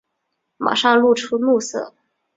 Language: Chinese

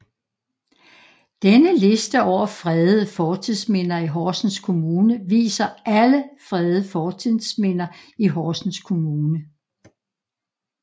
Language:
Danish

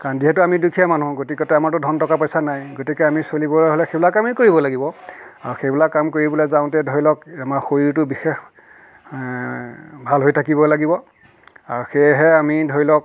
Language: Assamese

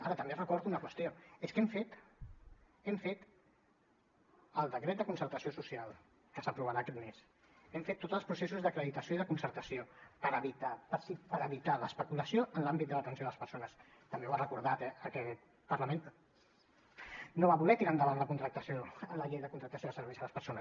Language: Catalan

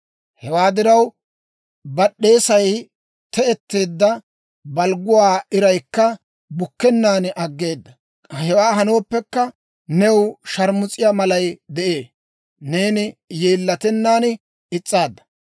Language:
Dawro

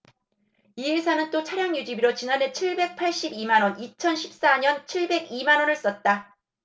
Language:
Korean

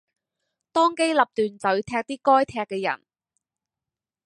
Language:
Cantonese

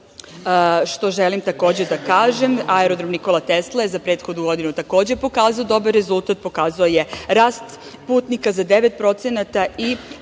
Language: Serbian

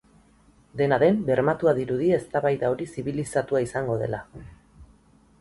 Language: Basque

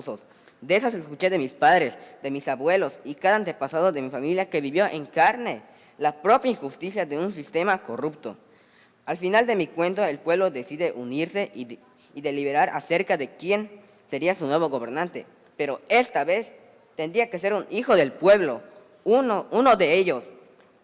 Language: Spanish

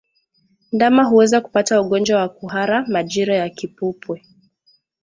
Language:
Swahili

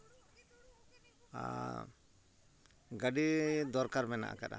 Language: Santali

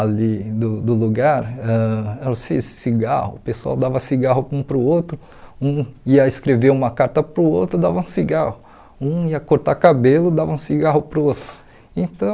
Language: Portuguese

